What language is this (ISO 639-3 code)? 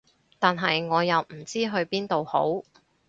yue